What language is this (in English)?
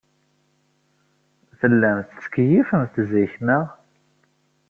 Kabyle